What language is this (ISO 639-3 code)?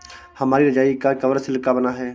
hin